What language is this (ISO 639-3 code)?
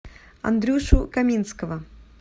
rus